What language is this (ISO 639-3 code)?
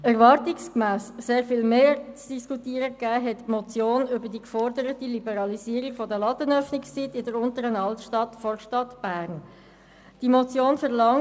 gsw